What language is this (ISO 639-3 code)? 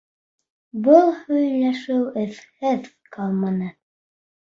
bak